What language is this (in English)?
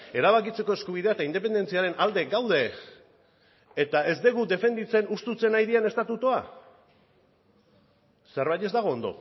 Basque